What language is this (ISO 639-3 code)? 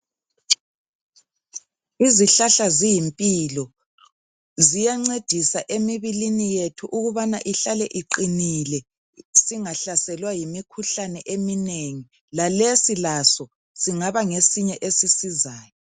nde